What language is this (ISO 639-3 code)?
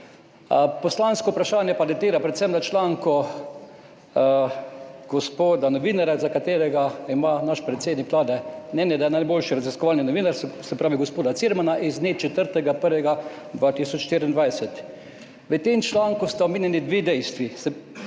slv